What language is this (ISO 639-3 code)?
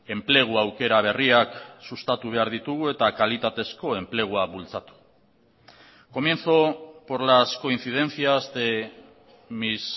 eus